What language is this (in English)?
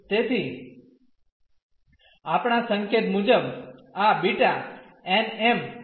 Gujarati